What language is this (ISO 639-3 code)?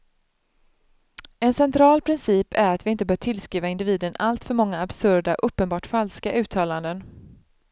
swe